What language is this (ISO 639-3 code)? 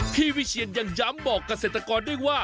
tha